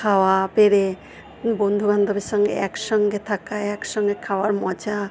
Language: Bangla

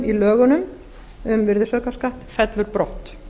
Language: Icelandic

